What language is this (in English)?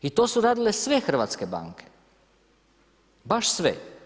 Croatian